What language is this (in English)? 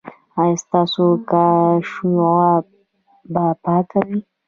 Pashto